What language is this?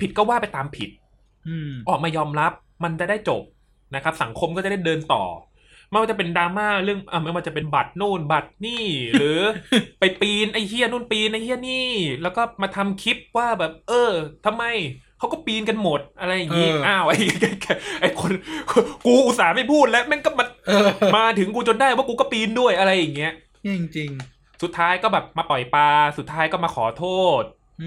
Thai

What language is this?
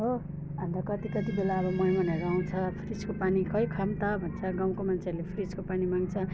Nepali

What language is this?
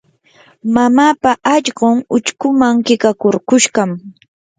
Yanahuanca Pasco Quechua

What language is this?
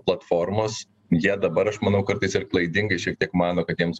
Lithuanian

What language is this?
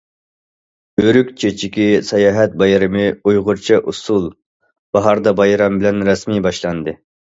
Uyghur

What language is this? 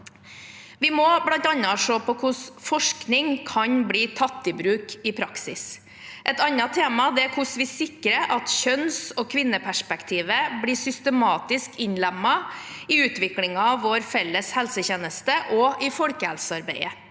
Norwegian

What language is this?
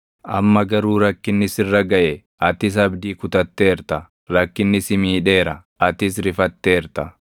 Oromo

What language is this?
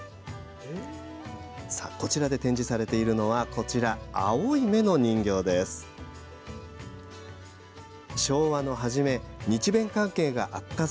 Japanese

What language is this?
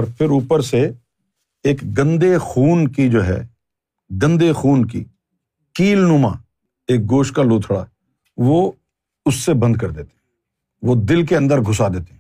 Urdu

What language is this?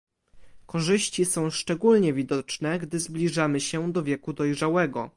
Polish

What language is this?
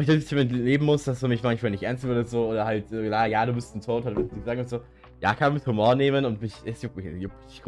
German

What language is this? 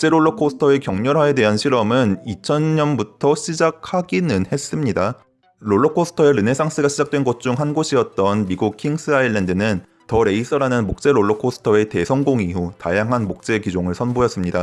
Korean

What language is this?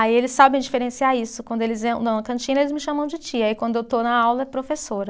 Portuguese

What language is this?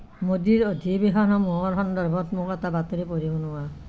Assamese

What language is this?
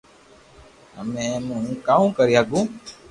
Loarki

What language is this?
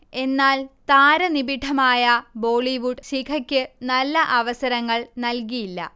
Malayalam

